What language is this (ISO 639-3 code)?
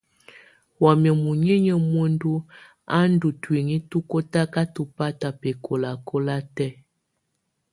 tvu